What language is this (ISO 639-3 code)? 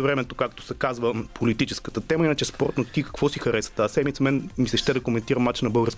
bul